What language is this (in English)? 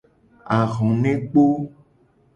Gen